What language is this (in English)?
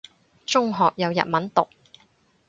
Cantonese